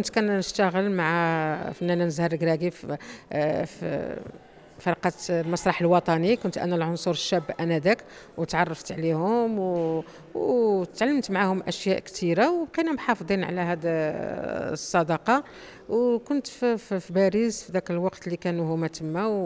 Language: Arabic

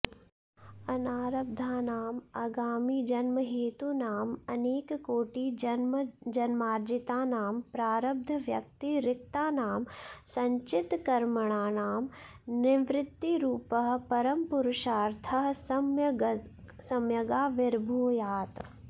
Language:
Sanskrit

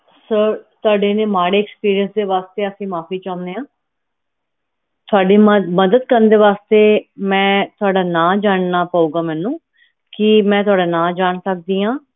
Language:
Punjabi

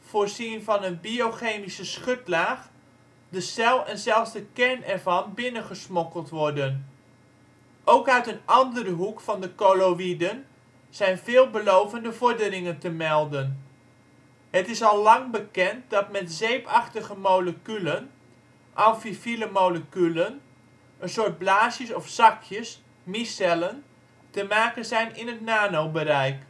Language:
Dutch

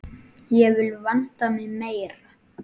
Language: Icelandic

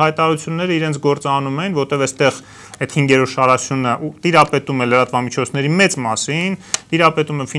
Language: Romanian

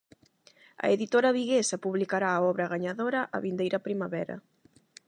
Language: Galician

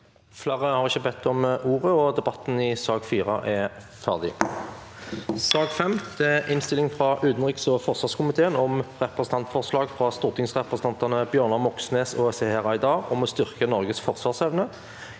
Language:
Norwegian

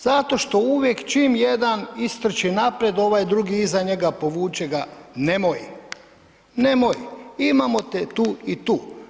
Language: Croatian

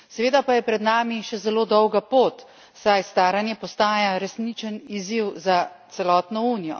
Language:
Slovenian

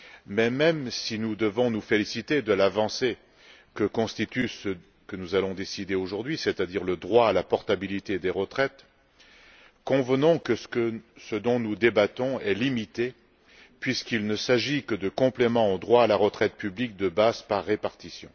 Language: French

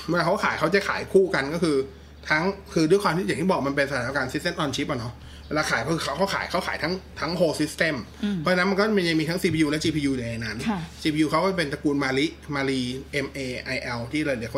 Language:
Thai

